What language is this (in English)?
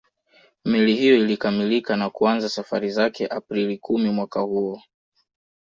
Swahili